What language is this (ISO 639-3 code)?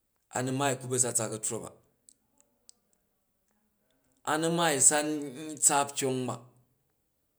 kaj